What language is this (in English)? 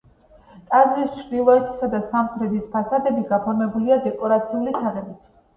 Georgian